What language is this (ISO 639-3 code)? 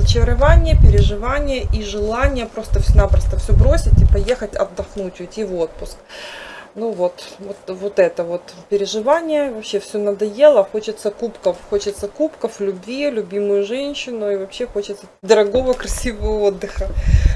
rus